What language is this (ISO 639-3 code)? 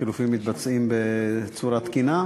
heb